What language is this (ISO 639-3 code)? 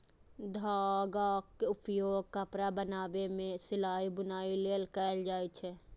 mai